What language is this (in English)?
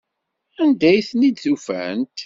Kabyle